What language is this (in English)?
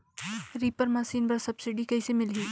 Chhattisgarhi